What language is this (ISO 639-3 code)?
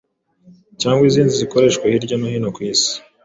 kin